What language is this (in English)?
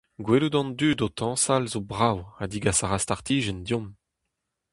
Breton